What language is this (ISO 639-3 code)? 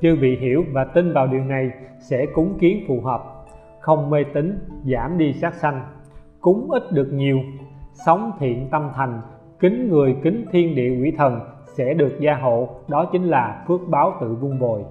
vie